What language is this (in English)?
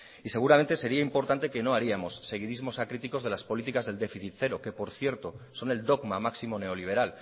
Spanish